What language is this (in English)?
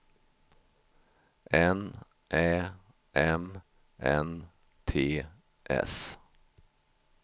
Swedish